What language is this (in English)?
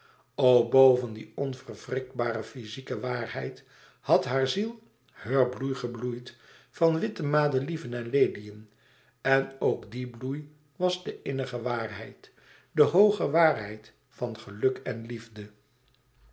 Dutch